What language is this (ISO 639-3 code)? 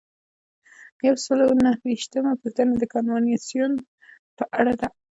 pus